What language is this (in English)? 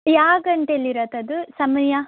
Kannada